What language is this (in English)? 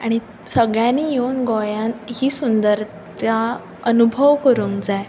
Konkani